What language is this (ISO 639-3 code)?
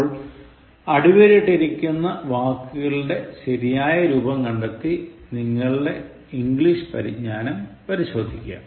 mal